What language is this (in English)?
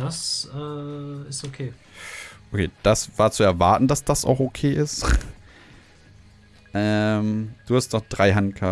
German